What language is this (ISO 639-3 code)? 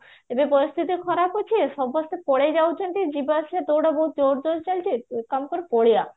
ori